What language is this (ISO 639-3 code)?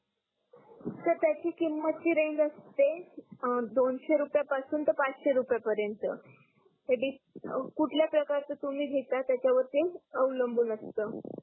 mar